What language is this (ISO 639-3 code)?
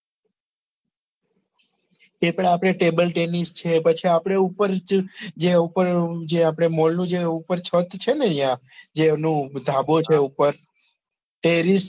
guj